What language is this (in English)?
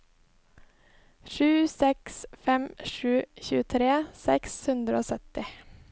Norwegian